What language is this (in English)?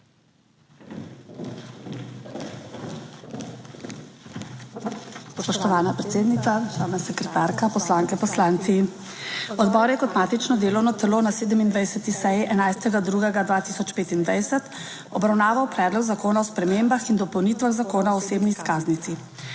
Slovenian